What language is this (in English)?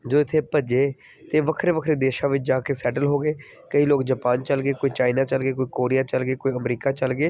Punjabi